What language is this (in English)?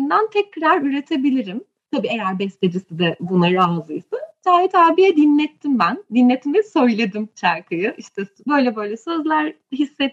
Turkish